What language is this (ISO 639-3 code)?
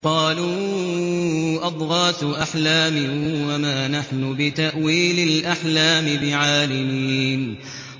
ara